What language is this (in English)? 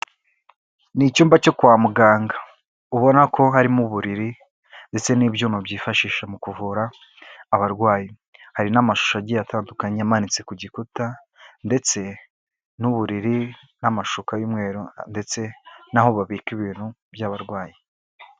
Kinyarwanda